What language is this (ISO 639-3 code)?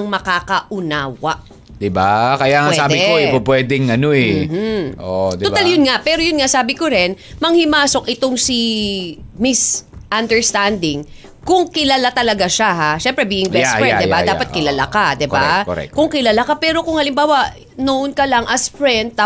fil